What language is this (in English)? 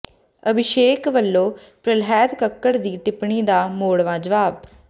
Punjabi